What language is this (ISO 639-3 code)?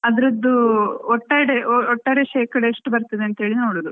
kan